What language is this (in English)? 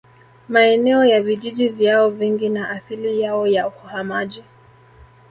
Swahili